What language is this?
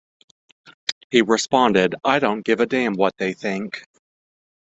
English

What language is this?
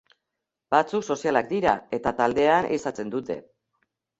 Basque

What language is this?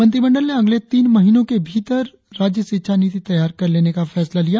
Hindi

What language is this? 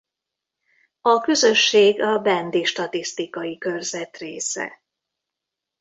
Hungarian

